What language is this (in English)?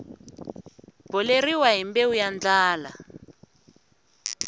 Tsonga